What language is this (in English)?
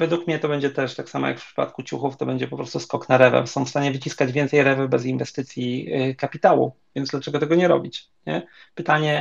Polish